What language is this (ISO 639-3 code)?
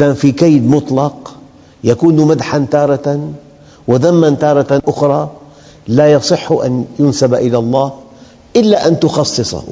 ara